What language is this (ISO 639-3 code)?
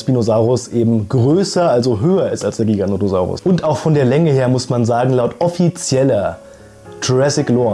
deu